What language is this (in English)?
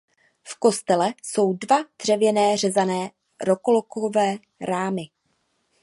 Czech